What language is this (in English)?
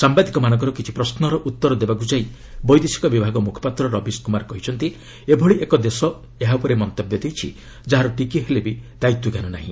Odia